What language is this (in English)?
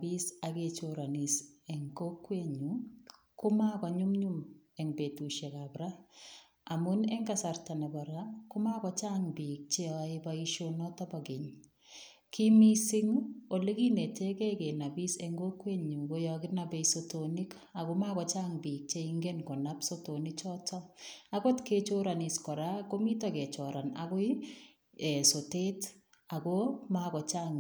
Kalenjin